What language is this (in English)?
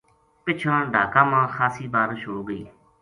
Gujari